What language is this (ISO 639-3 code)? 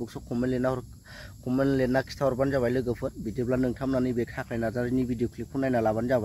ara